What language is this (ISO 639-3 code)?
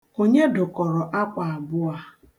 ibo